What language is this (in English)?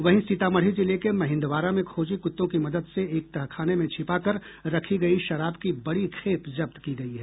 Hindi